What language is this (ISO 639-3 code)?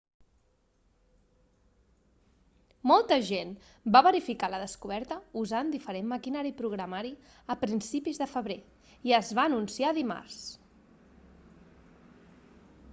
cat